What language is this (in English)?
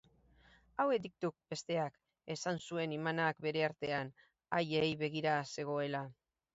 Basque